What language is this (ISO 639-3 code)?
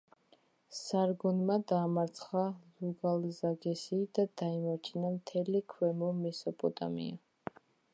kat